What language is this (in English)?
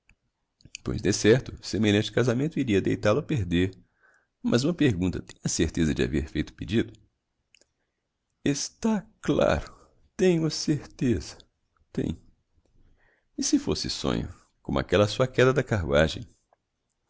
Portuguese